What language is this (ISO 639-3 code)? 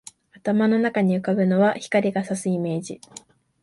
jpn